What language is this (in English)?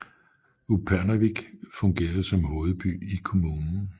Danish